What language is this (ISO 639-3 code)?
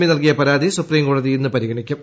mal